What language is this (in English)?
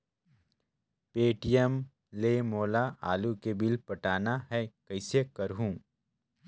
Chhattisgarhi